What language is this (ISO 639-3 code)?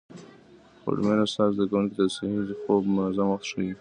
pus